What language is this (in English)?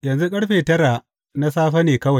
Hausa